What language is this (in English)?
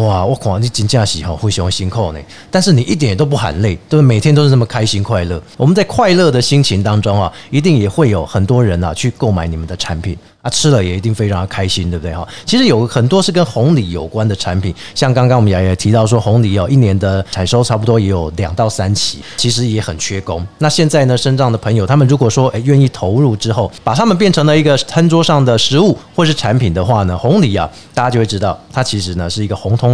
Chinese